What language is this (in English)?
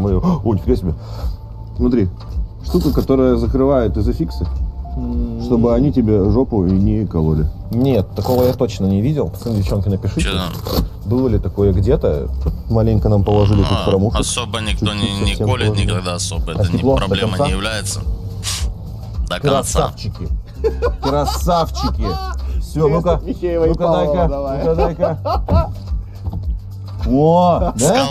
Russian